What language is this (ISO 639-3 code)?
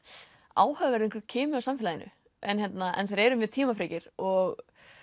isl